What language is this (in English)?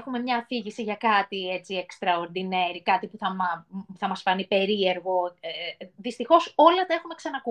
Greek